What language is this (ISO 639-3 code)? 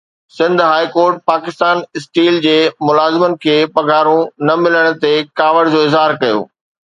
snd